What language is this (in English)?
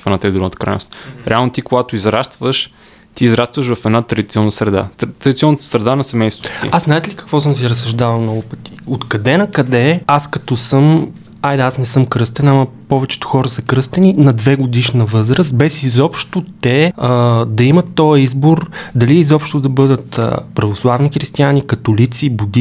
Bulgarian